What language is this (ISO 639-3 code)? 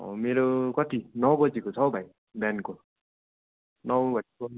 nep